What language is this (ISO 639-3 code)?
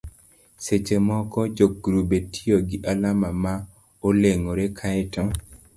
luo